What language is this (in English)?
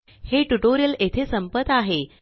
Marathi